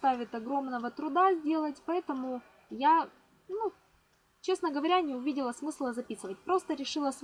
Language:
Russian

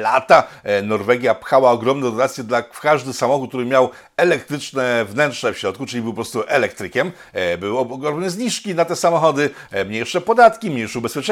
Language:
Polish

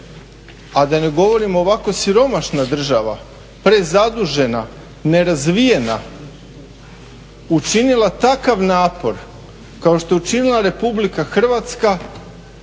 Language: Croatian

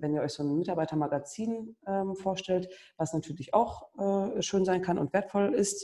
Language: German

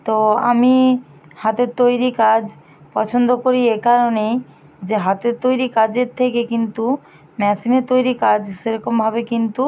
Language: Bangla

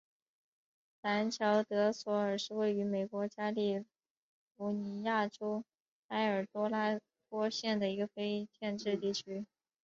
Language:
Chinese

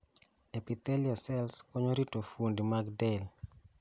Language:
Luo (Kenya and Tanzania)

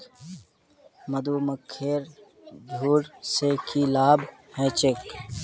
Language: Magahi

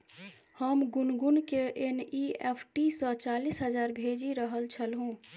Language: Maithili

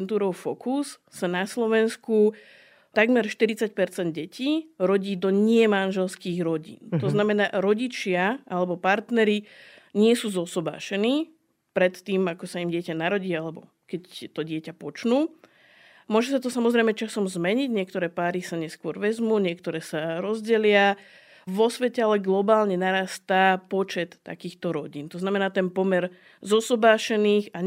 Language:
Slovak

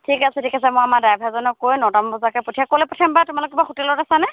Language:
Assamese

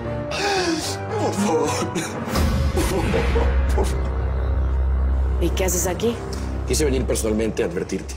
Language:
Spanish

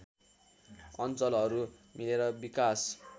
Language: Nepali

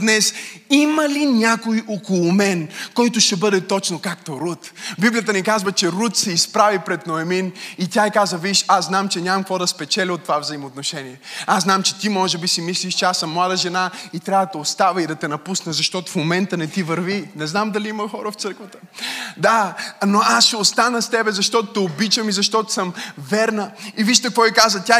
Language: Bulgarian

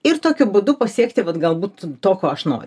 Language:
Lithuanian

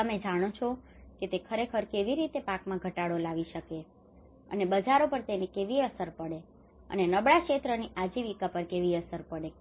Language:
Gujarati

